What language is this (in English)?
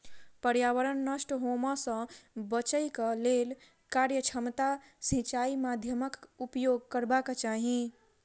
Maithili